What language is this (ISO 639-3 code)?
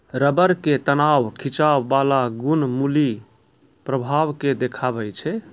mai